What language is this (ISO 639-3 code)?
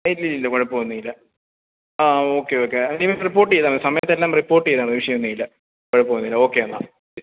mal